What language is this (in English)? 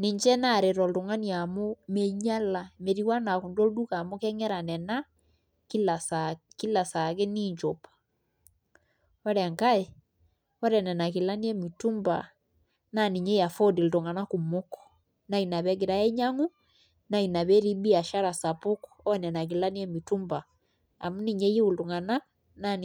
Masai